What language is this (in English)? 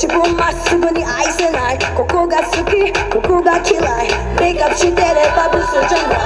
Korean